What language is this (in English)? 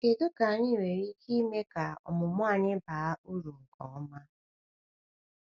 Igbo